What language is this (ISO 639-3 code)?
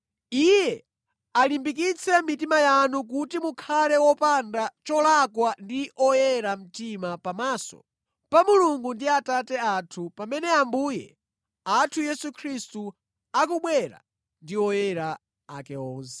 nya